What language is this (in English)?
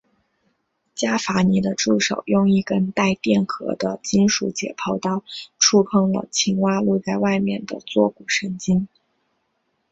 Chinese